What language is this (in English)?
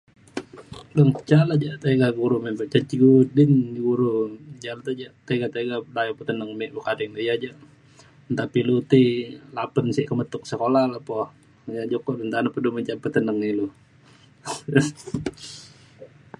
Mainstream Kenyah